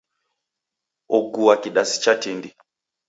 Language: Taita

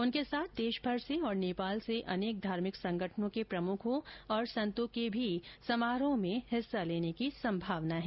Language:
Hindi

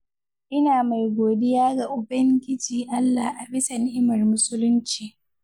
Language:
Hausa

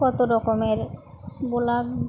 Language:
Bangla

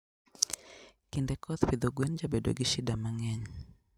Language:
Luo (Kenya and Tanzania)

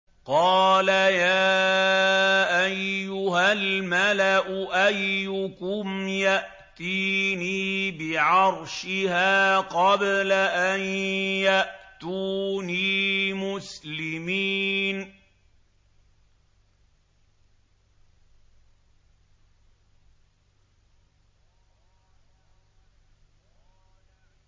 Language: Arabic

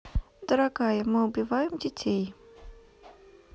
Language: Russian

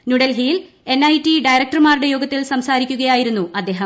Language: Malayalam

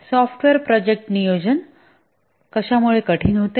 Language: Marathi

